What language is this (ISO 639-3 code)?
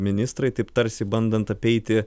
lit